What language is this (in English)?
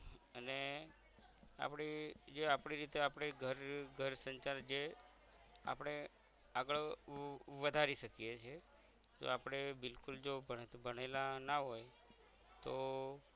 Gujarati